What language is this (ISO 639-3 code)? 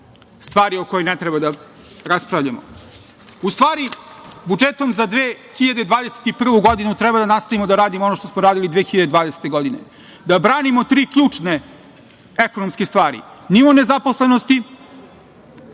srp